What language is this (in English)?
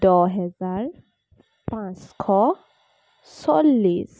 Assamese